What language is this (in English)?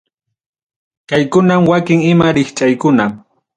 Ayacucho Quechua